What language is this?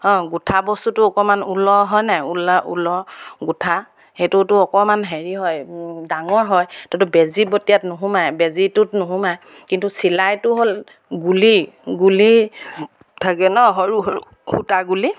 Assamese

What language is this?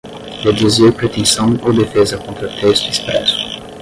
Portuguese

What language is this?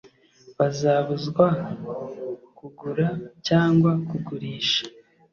Kinyarwanda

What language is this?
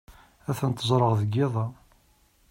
Kabyle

